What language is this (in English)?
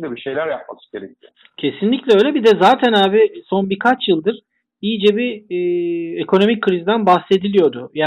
Turkish